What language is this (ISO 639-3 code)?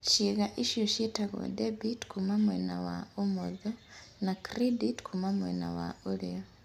kik